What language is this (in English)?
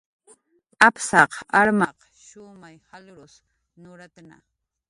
Jaqaru